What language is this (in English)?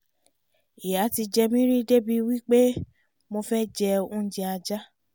Yoruba